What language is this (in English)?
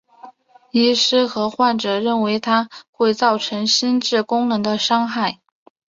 Chinese